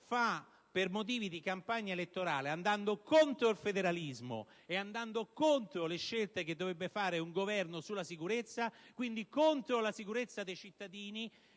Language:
Italian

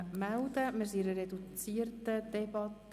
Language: Swiss German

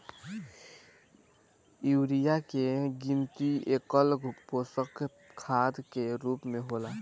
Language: Bhojpuri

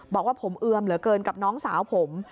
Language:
Thai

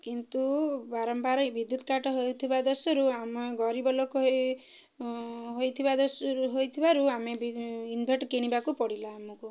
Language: Odia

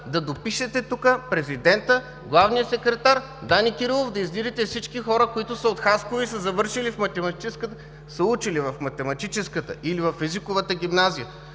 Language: Bulgarian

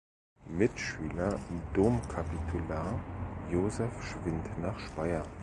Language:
German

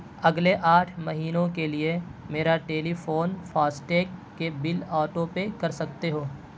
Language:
Urdu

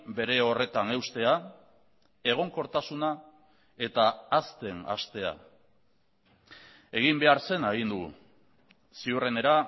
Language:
Basque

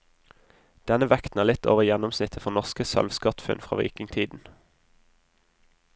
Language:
Norwegian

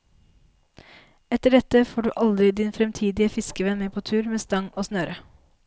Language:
Norwegian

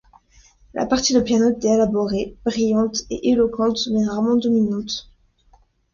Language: French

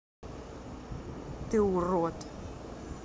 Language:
Russian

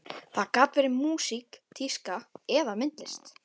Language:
Icelandic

